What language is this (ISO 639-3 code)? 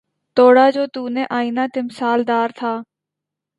urd